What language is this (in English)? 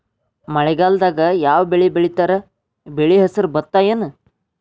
Kannada